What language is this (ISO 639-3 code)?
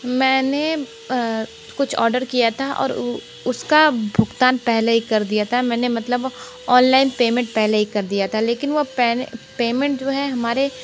hin